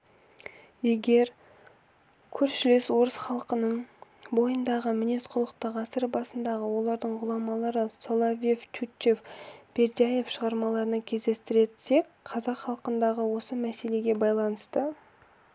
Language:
Kazakh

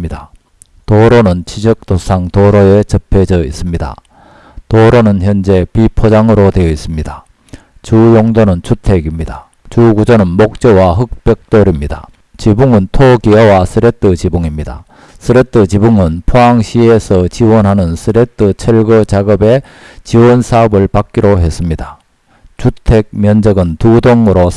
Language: Korean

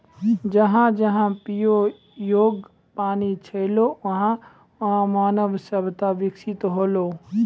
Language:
Maithili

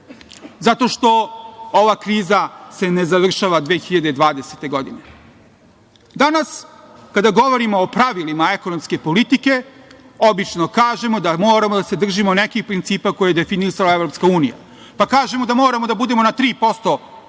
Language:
Serbian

